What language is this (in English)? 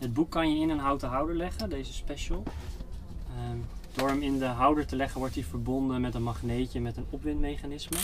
Dutch